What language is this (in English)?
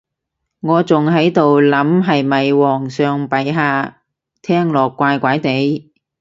Cantonese